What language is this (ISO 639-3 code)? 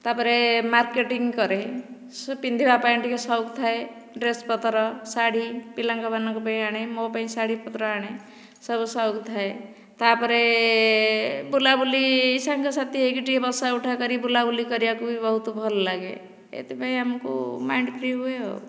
ori